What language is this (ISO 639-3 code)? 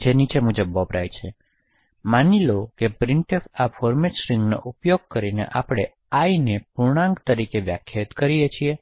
guj